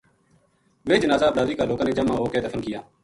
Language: Gujari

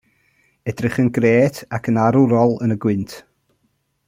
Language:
Welsh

